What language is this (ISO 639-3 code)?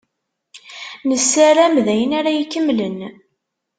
kab